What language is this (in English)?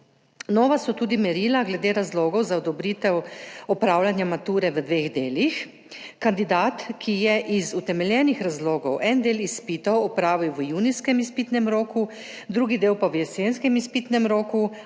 Slovenian